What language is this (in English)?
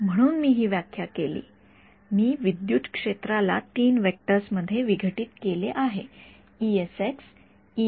Marathi